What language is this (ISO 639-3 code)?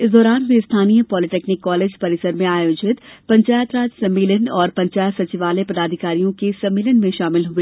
hin